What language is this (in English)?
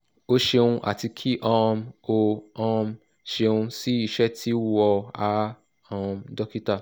Yoruba